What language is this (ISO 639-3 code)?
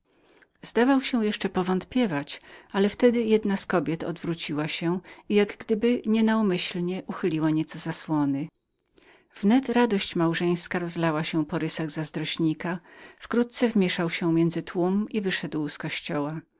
pol